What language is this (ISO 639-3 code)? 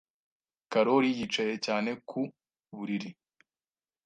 kin